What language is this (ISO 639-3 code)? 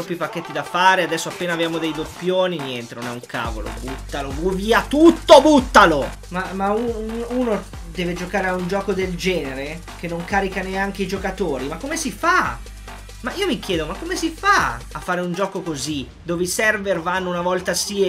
ita